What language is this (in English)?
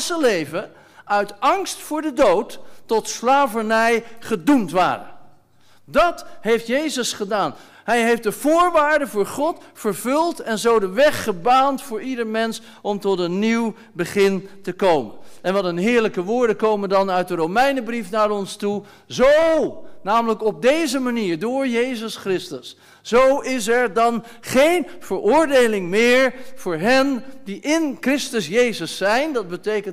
Dutch